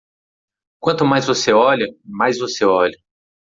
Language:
Portuguese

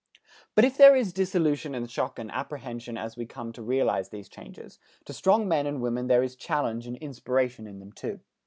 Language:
English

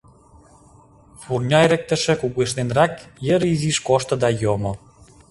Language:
Mari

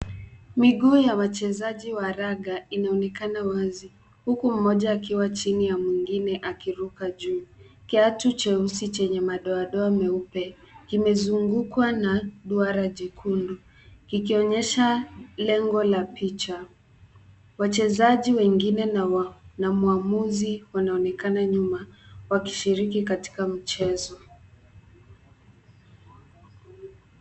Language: Swahili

